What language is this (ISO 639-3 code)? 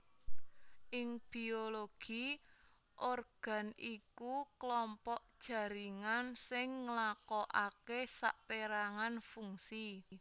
jav